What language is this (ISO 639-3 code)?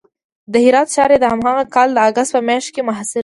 pus